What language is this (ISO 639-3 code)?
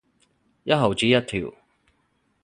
yue